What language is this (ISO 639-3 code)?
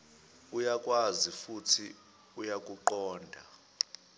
zul